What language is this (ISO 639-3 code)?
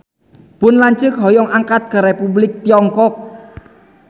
sun